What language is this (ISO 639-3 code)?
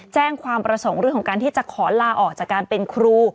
tha